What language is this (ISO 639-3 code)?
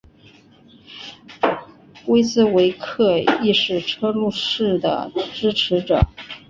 zho